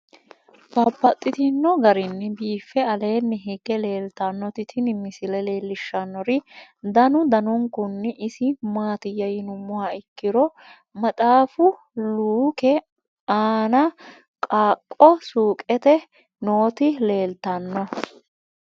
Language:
Sidamo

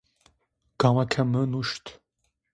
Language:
Zaza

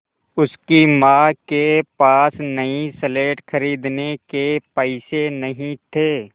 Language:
Hindi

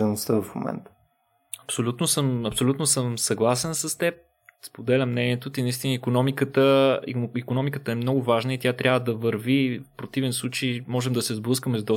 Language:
Bulgarian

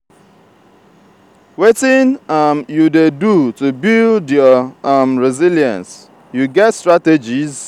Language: Nigerian Pidgin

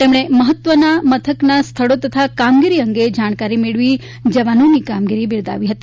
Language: Gujarati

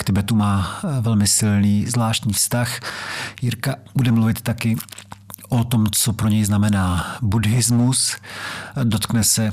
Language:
Czech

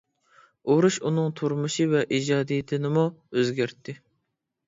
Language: Uyghur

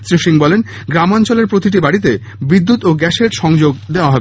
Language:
Bangla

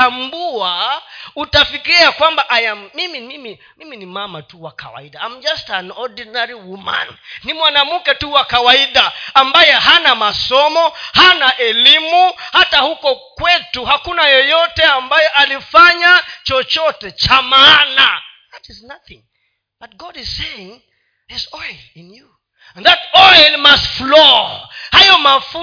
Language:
Swahili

